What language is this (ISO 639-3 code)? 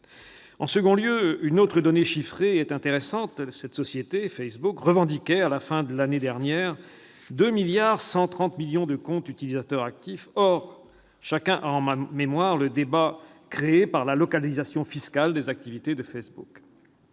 fra